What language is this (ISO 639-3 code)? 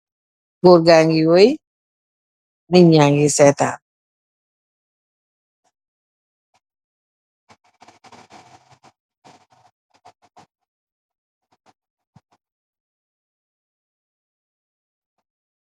wol